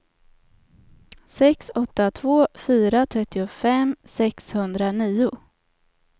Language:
Swedish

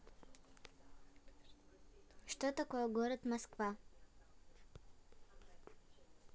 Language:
Russian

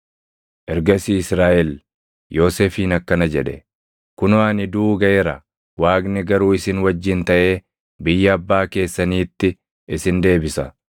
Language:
Oromo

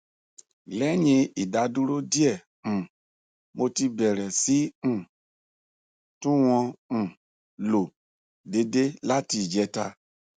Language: Yoruba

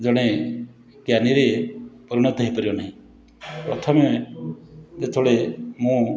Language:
Odia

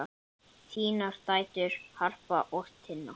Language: Icelandic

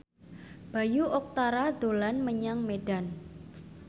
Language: Javanese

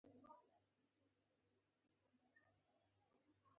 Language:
Pashto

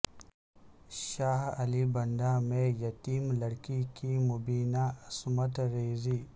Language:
Urdu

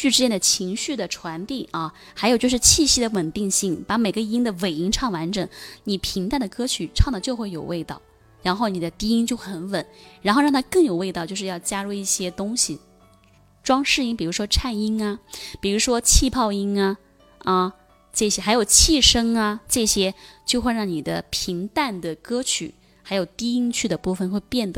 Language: Chinese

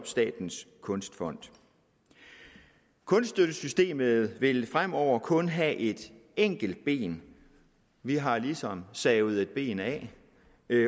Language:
Danish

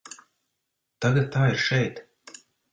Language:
Latvian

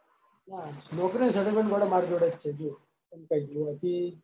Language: Gujarati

